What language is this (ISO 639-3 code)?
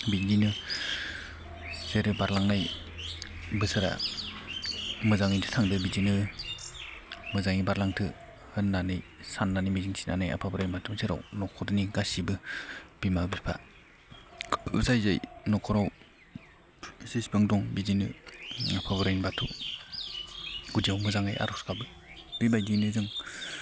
brx